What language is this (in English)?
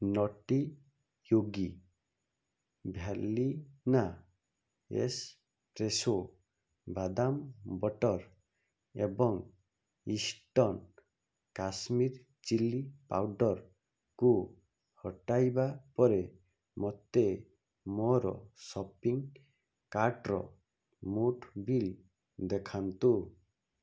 Odia